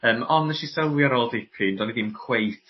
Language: Welsh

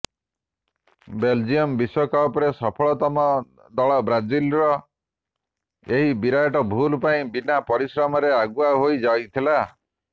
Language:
Odia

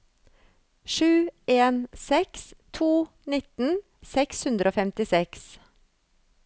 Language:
Norwegian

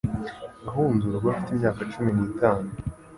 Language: Kinyarwanda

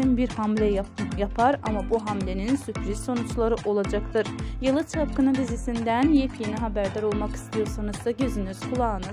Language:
Turkish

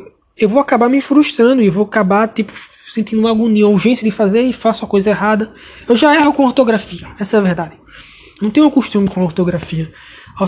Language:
Portuguese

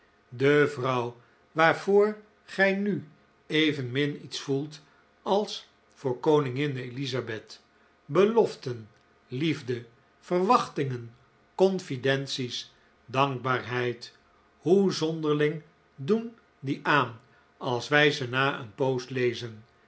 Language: Dutch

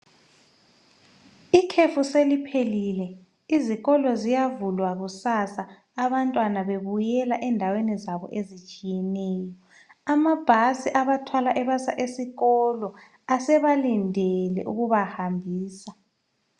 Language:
North Ndebele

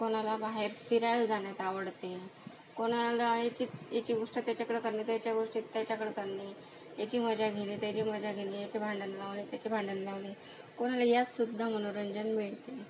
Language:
Marathi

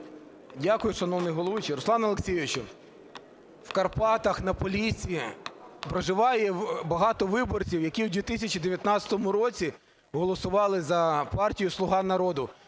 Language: Ukrainian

